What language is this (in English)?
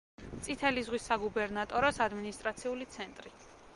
Georgian